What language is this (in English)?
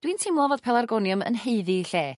Welsh